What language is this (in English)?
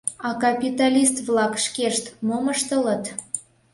Mari